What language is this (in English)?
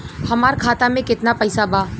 Bhojpuri